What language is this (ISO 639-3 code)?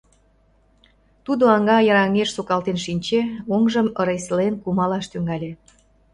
chm